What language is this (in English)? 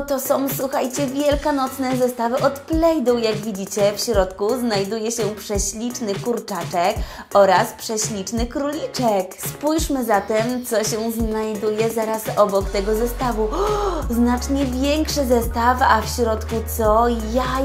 Polish